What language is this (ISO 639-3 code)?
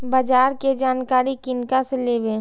mai